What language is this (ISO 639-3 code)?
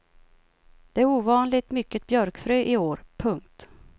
swe